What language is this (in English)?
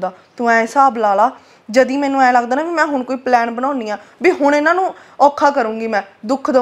Punjabi